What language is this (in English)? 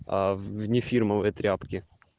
Russian